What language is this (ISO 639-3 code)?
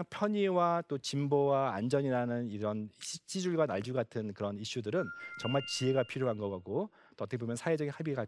kor